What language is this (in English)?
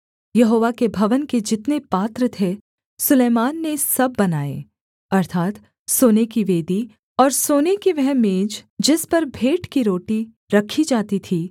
Hindi